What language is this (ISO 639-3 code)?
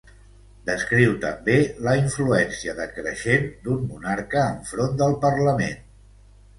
cat